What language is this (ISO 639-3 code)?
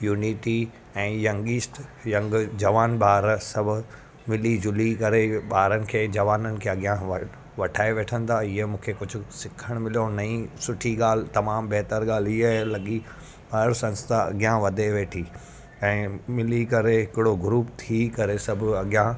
snd